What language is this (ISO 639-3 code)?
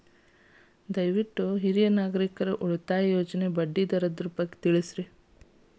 kan